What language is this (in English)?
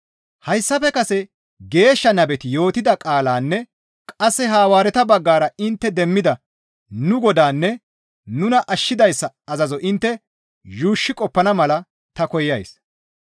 Gamo